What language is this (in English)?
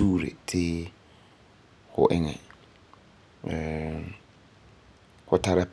Frafra